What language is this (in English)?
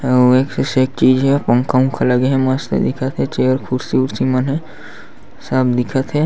Chhattisgarhi